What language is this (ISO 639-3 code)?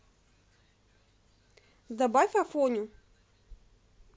rus